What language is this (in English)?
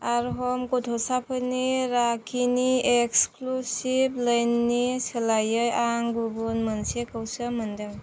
Bodo